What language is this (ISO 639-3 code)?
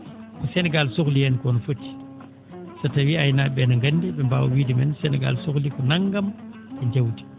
ful